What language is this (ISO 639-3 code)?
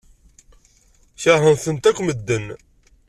kab